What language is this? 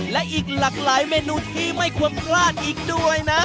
Thai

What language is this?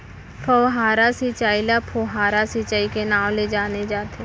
Chhattisgarhi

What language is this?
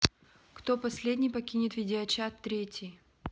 Russian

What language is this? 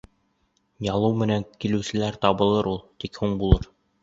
Bashkir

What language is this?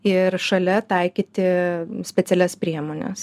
Lithuanian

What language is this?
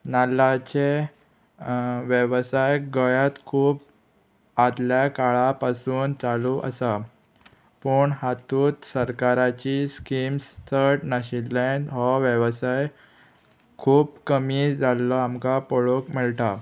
Konkani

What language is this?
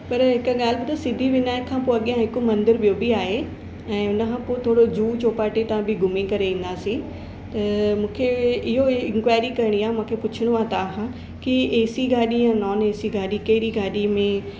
Sindhi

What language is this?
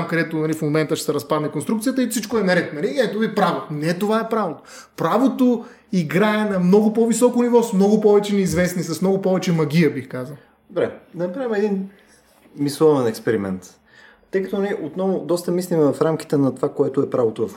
Bulgarian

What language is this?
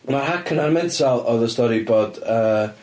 Welsh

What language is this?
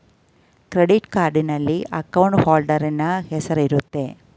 Kannada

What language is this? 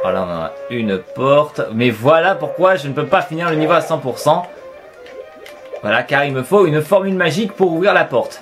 French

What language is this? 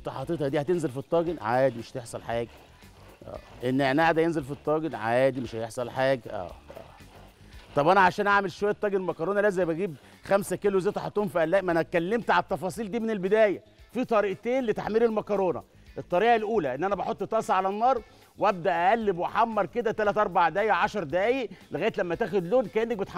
Arabic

